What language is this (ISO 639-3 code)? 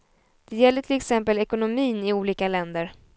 swe